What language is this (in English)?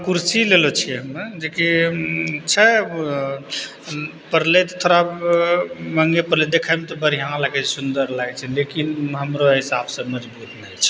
Maithili